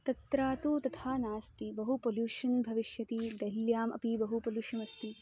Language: Sanskrit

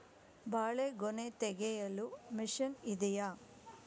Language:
Kannada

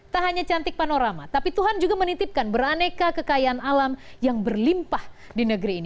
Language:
Indonesian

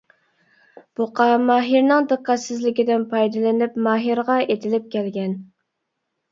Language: Uyghur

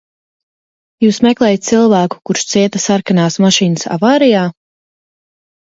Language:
Latvian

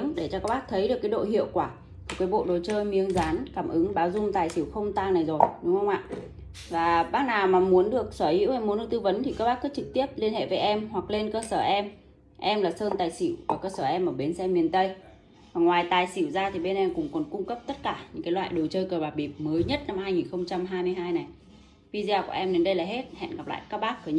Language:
Vietnamese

